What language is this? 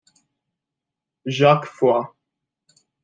Italian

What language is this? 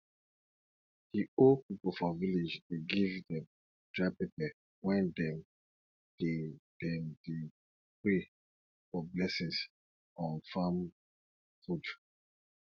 Nigerian Pidgin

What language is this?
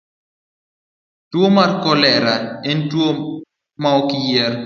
Luo (Kenya and Tanzania)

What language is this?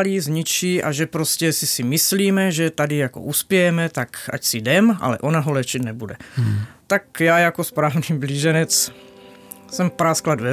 Czech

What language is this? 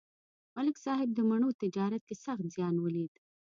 Pashto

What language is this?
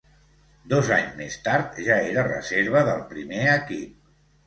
Catalan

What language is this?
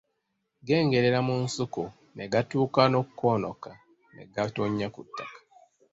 Ganda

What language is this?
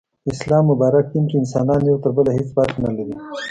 Pashto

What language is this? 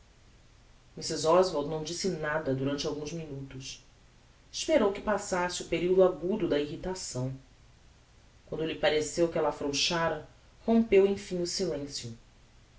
Portuguese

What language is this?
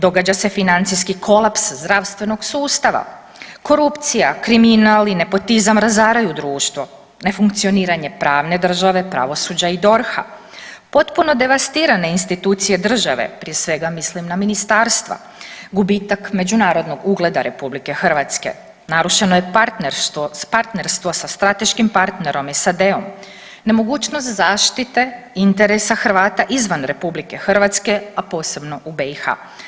Croatian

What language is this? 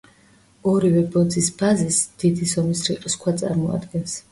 Georgian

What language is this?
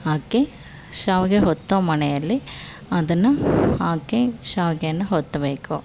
Kannada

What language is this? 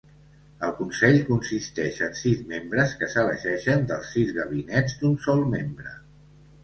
Catalan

